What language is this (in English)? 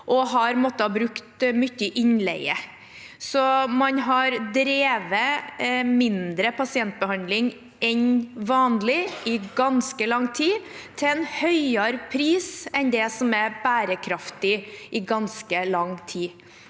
Norwegian